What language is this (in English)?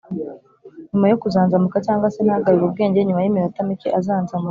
Kinyarwanda